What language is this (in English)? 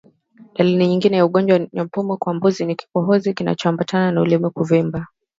Swahili